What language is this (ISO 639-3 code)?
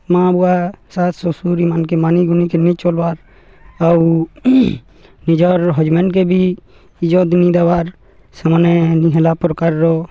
ori